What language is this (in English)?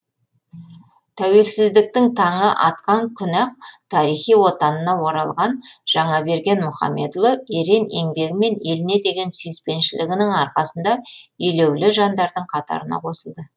Kazakh